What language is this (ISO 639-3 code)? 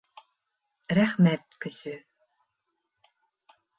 bak